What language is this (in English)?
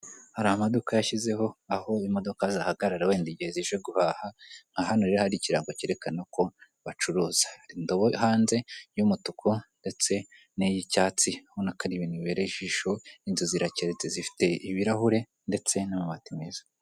Kinyarwanda